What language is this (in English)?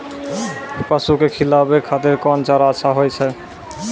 Maithili